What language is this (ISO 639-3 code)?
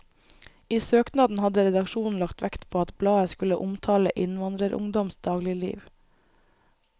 nor